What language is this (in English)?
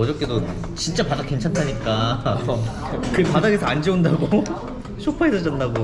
Korean